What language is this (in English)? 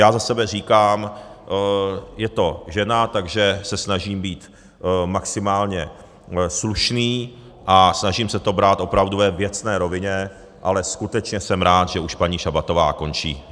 Czech